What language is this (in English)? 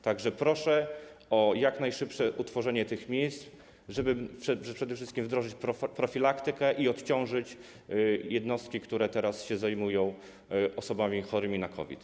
Polish